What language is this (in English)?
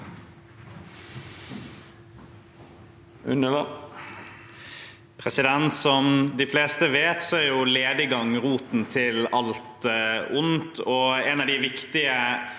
Norwegian